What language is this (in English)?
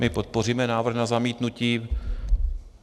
Czech